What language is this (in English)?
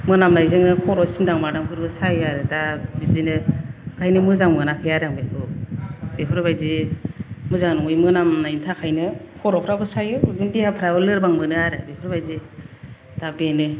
Bodo